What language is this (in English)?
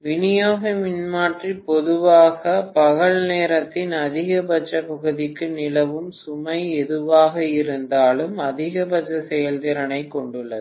Tamil